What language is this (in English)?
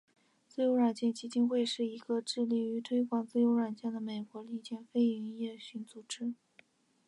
Chinese